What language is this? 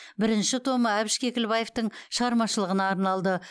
Kazakh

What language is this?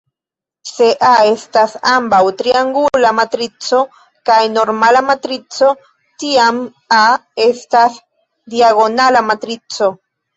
Esperanto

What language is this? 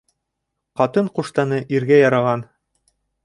Bashkir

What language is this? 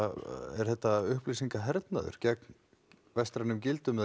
Icelandic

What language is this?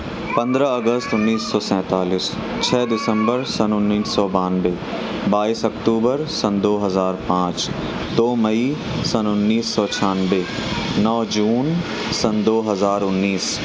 Urdu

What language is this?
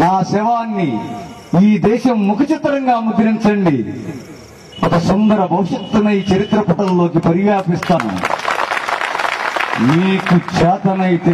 Romanian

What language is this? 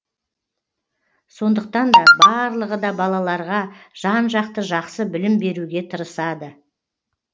Kazakh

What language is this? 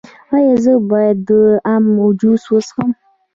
Pashto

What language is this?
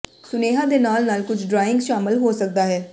Punjabi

